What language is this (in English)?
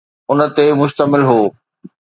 Sindhi